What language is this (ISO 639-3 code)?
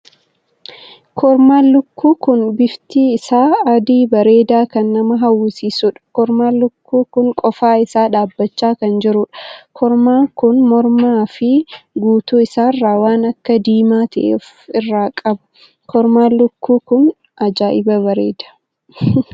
orm